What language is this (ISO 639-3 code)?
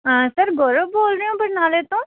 pan